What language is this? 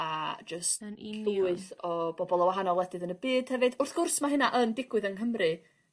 Welsh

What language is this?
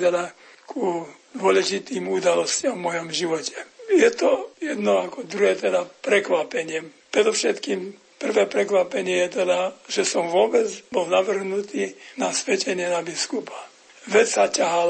Slovak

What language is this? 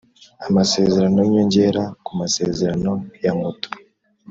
Kinyarwanda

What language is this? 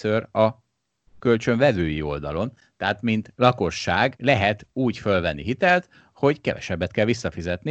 Hungarian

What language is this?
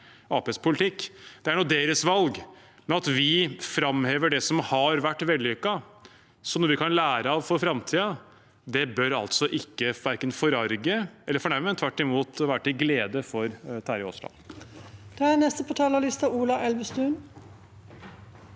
Norwegian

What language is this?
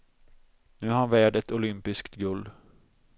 Swedish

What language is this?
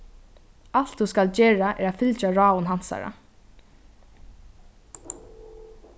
Faroese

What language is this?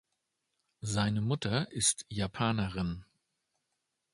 German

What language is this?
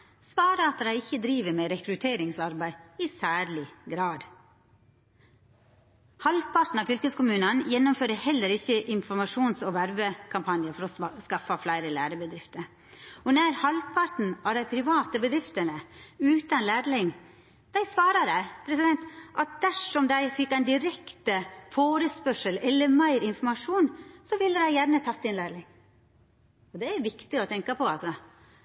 Norwegian Nynorsk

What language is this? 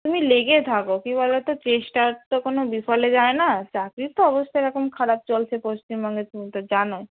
Bangla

